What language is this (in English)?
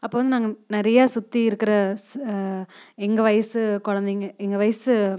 Tamil